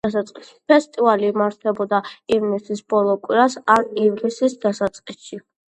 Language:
Georgian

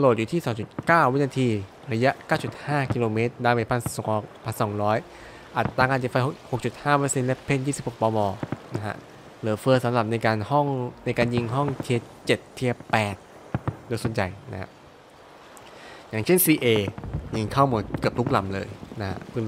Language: Thai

